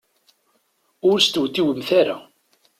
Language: Kabyle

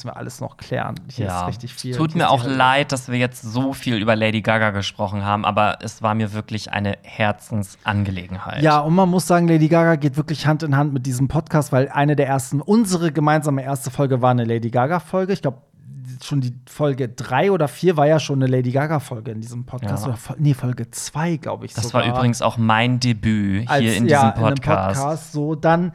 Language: German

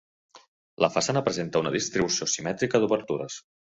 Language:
Catalan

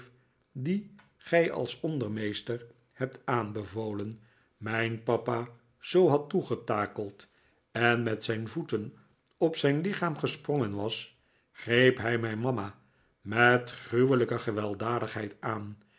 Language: Dutch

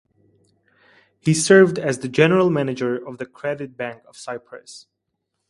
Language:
English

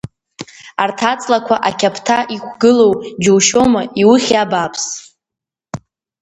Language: Abkhazian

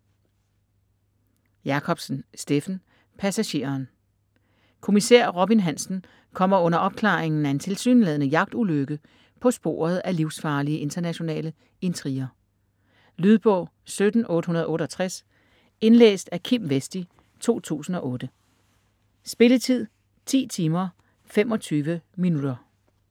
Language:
Danish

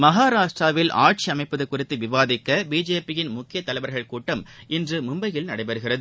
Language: Tamil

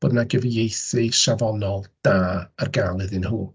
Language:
Welsh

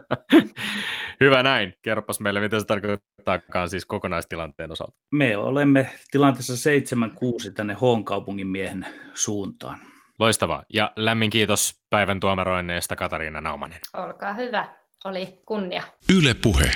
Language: Finnish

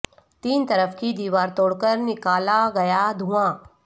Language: Urdu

